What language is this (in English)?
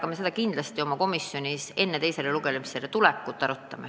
Estonian